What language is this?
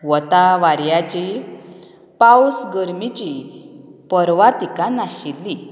Konkani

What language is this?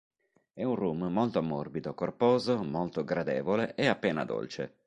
Italian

